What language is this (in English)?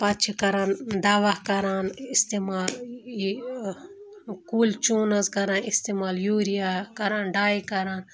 Kashmiri